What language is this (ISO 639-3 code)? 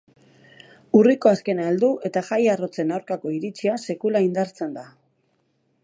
eus